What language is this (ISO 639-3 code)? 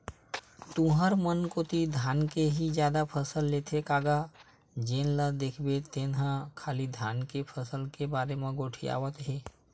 hne